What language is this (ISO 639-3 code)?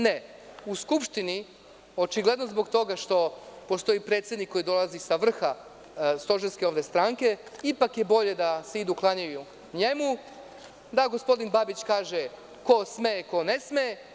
srp